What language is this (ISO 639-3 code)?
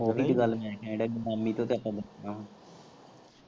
pan